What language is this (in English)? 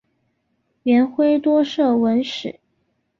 Chinese